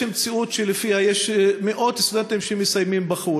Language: Hebrew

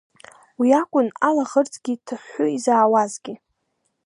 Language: Abkhazian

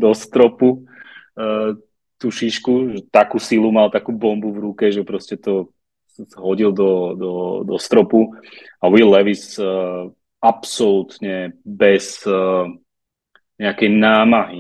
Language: Slovak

